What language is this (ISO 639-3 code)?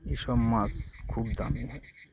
ben